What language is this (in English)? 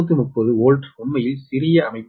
Tamil